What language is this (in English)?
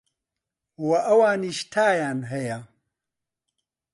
Central Kurdish